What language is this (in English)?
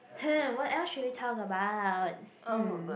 English